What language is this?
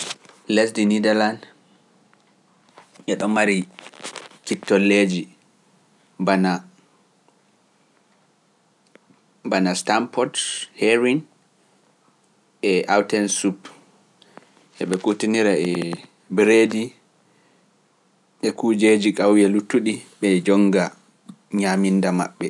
Pular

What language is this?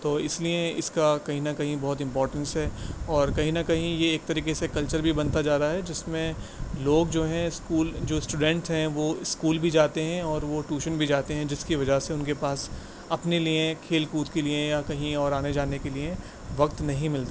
Urdu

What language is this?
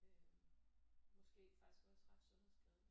Danish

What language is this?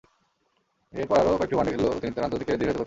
Bangla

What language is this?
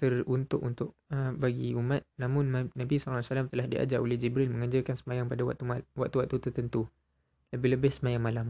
Malay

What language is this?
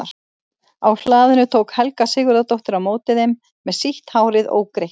Icelandic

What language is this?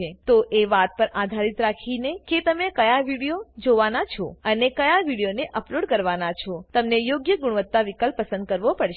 Gujarati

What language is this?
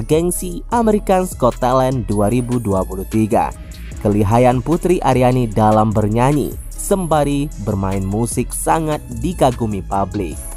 Indonesian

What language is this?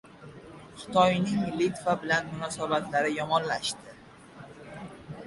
Uzbek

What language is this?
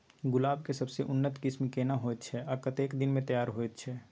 Maithili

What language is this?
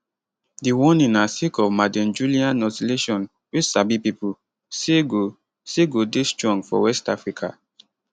Nigerian Pidgin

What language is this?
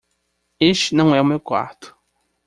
Portuguese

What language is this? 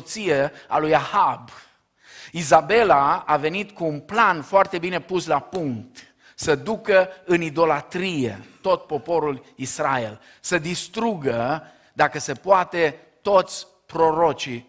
Romanian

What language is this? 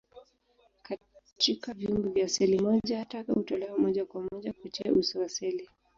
Swahili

